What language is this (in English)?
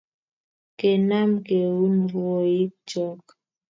Kalenjin